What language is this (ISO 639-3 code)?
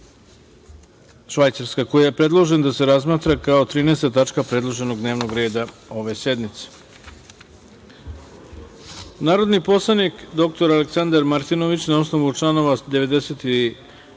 srp